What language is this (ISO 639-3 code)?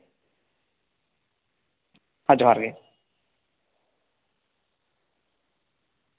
sat